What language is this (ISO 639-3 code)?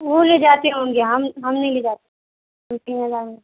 urd